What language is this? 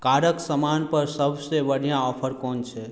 Maithili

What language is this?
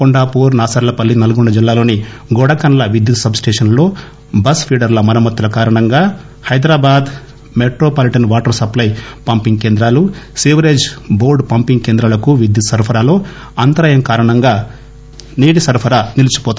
Telugu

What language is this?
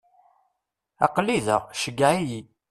Kabyle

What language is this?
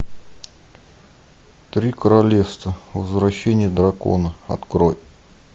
Russian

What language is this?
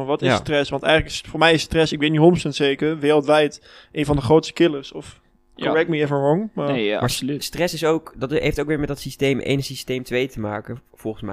Dutch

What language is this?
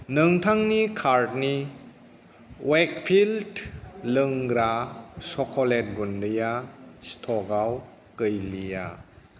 Bodo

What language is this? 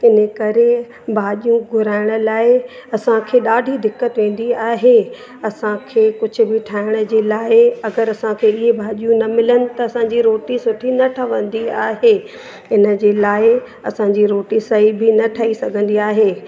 Sindhi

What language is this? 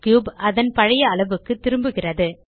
Tamil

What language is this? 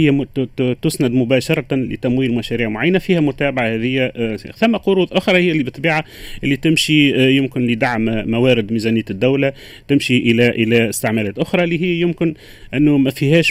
Arabic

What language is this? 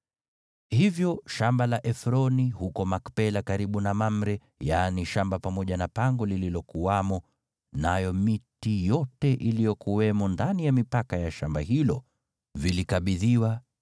Swahili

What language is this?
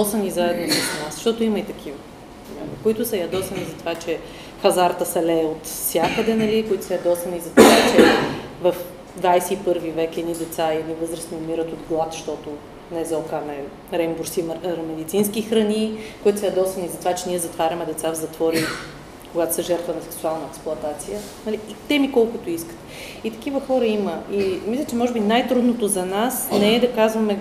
Bulgarian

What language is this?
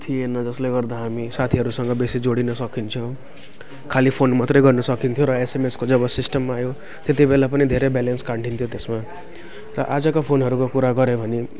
Nepali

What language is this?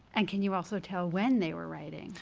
English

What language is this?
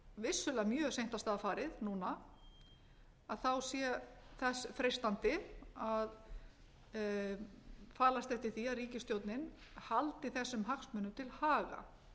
Icelandic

